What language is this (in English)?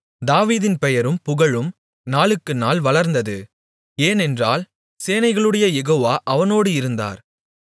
Tamil